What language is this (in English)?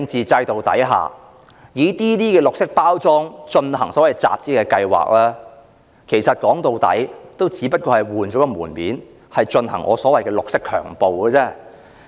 Cantonese